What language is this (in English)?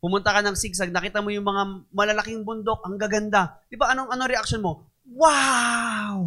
Filipino